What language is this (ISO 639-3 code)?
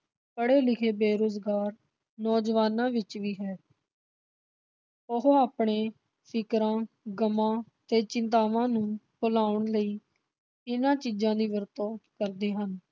pan